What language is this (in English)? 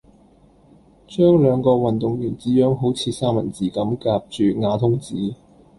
Cantonese